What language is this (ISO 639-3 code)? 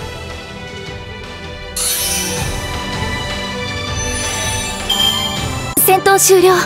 jpn